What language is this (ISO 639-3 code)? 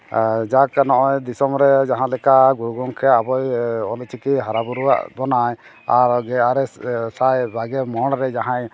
sat